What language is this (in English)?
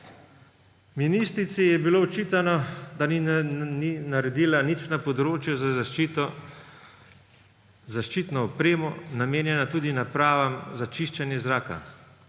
Slovenian